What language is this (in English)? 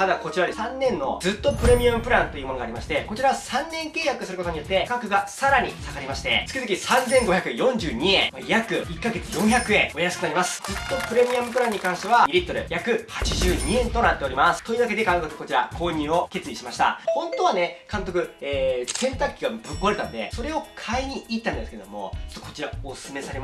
Japanese